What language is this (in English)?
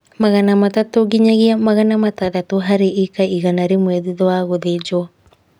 Kikuyu